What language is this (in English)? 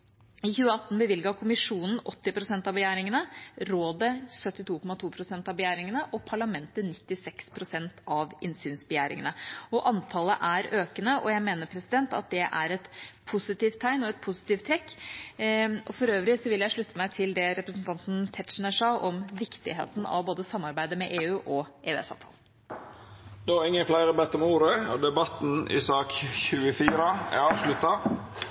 Norwegian